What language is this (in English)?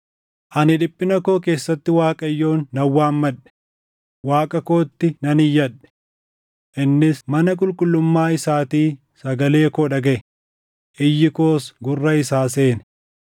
Oromo